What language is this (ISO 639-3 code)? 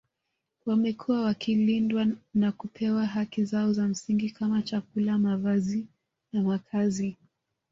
swa